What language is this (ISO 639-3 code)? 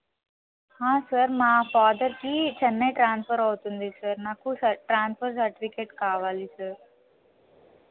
tel